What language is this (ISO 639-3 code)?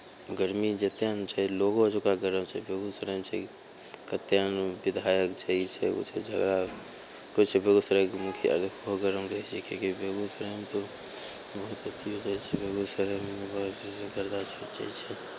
mai